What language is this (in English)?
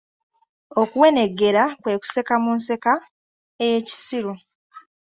Ganda